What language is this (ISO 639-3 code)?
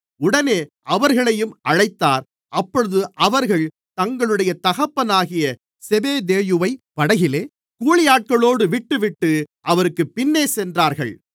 tam